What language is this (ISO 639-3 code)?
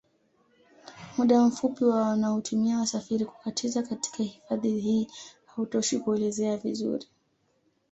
swa